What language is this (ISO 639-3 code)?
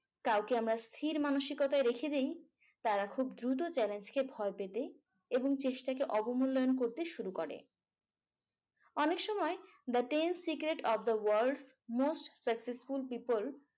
ben